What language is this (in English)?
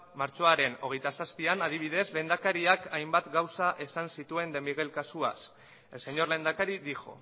Basque